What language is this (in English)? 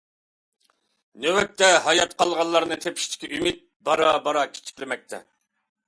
Uyghur